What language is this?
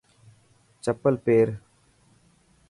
Dhatki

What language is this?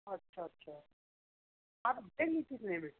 Hindi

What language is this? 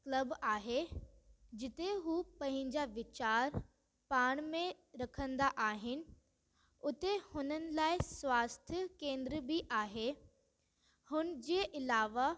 Sindhi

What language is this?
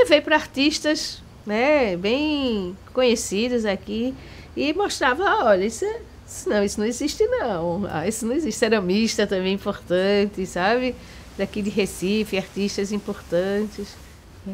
Portuguese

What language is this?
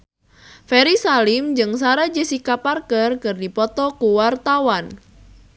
Sundanese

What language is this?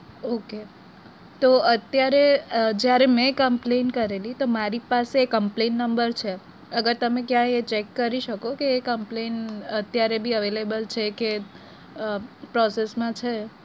Gujarati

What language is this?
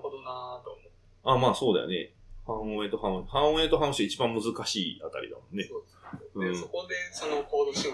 Japanese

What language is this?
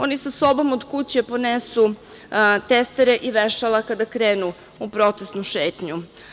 Serbian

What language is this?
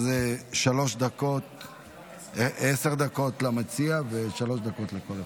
Hebrew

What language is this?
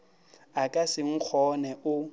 Northern Sotho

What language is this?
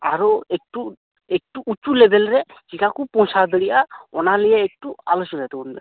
Santali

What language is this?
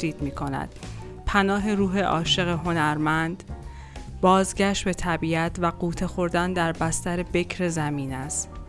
Persian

